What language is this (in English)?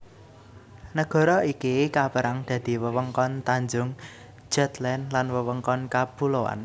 Javanese